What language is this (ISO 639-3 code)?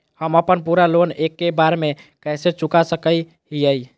mag